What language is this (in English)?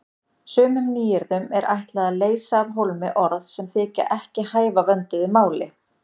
Icelandic